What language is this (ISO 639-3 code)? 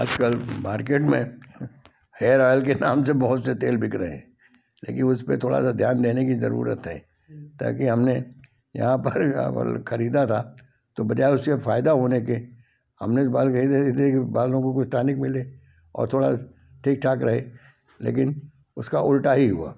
hin